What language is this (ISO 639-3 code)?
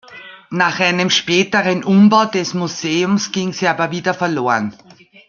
deu